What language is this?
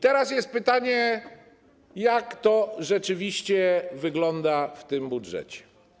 Polish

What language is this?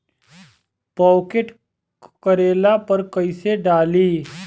Bhojpuri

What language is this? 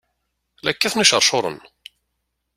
Kabyle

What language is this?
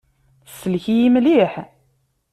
Kabyle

